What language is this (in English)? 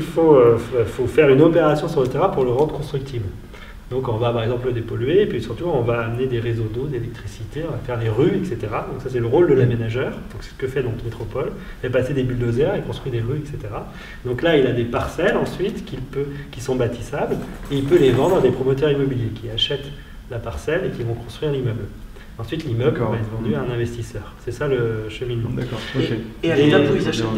French